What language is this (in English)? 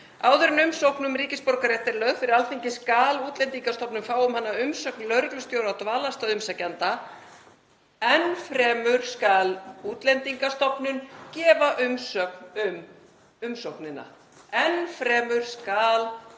Icelandic